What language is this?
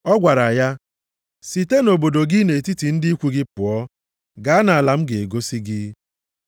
Igbo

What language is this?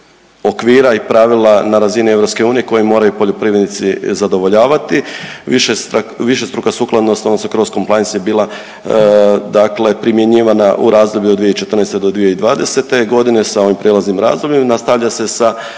Croatian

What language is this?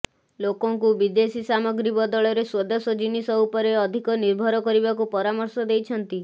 Odia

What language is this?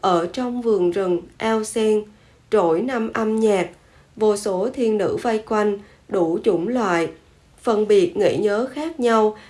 Vietnamese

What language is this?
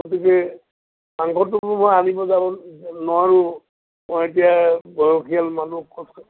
Assamese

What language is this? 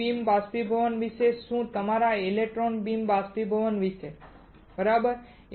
Gujarati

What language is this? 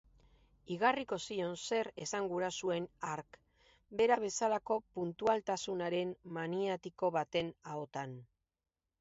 Basque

